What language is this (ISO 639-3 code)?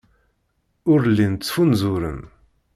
kab